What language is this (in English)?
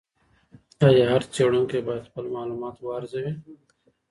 Pashto